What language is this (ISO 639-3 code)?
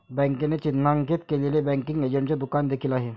mar